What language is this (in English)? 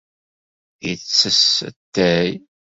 Kabyle